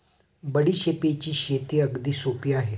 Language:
Marathi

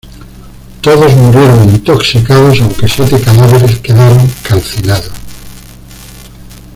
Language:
Spanish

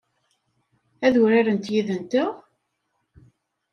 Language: Kabyle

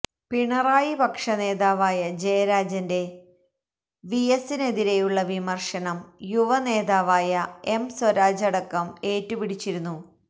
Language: Malayalam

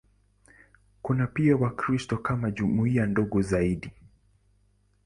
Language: Swahili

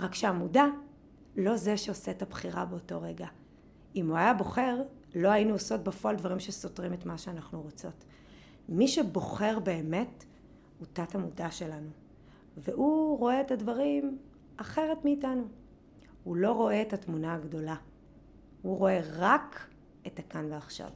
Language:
Hebrew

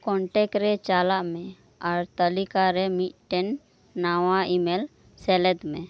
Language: Santali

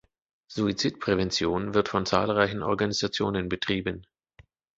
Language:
German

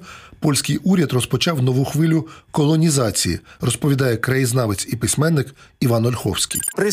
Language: Ukrainian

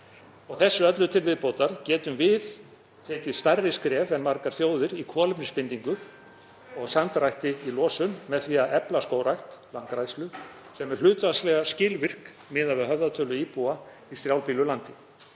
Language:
Icelandic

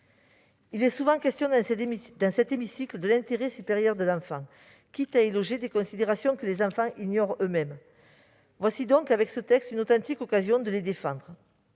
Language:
French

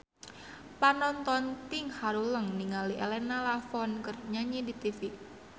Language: Sundanese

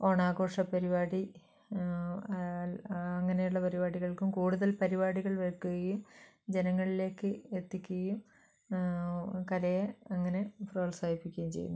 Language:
Malayalam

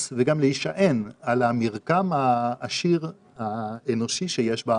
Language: Hebrew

